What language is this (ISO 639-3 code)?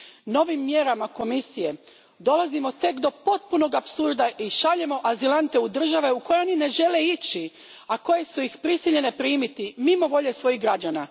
hrv